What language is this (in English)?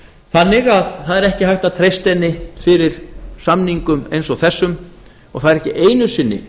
Icelandic